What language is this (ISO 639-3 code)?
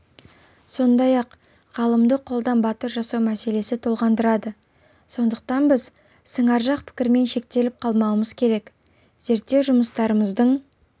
kaz